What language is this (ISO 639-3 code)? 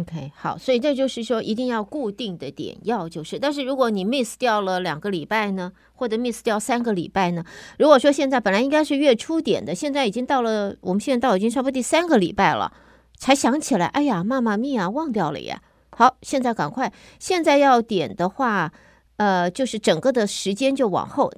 zho